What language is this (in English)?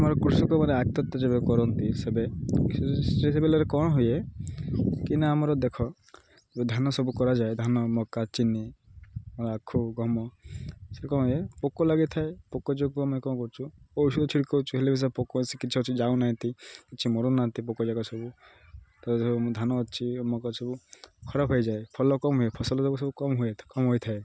Odia